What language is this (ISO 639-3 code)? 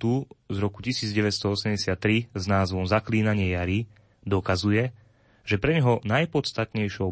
slk